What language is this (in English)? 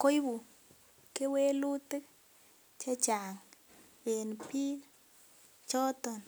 Kalenjin